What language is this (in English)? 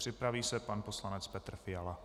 Czech